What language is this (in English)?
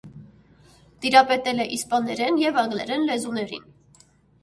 Armenian